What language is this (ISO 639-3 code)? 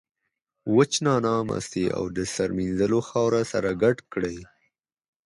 pus